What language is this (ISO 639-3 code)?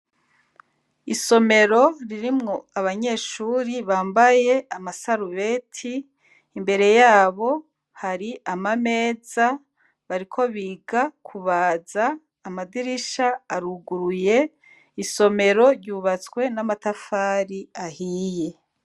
run